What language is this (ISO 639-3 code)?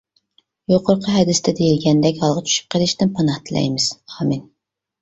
uig